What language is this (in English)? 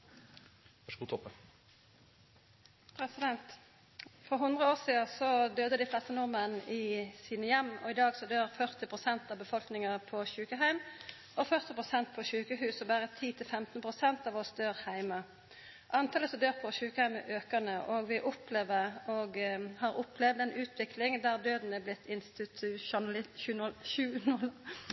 Norwegian